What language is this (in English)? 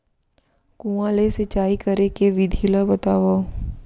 Chhattisgarhi